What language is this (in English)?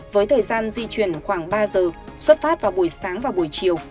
Vietnamese